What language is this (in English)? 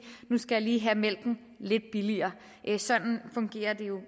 Danish